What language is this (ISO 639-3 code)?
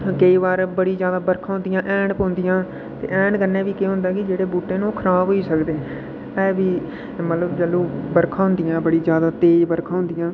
doi